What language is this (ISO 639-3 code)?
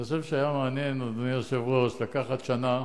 heb